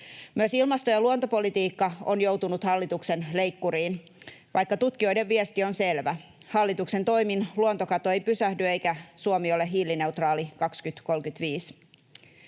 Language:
Finnish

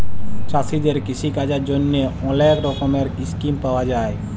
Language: Bangla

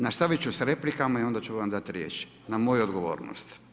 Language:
Croatian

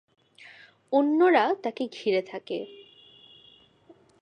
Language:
Bangla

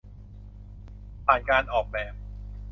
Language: Thai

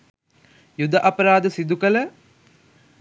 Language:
Sinhala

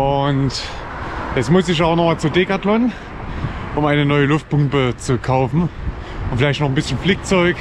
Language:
German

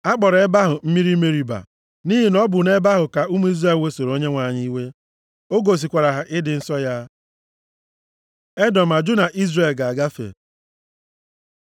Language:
Igbo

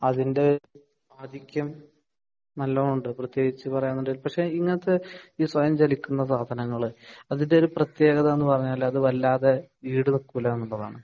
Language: Malayalam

